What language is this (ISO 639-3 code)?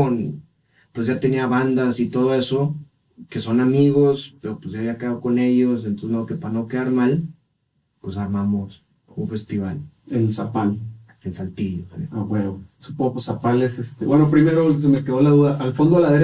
spa